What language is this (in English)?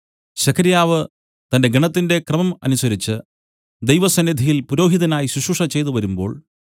Malayalam